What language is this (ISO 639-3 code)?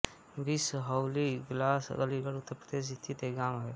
hin